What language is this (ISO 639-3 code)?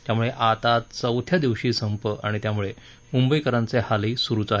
mar